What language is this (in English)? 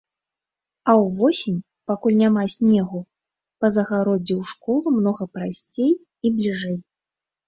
Belarusian